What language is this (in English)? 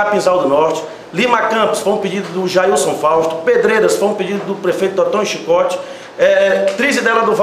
Portuguese